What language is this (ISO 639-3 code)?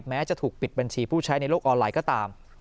tha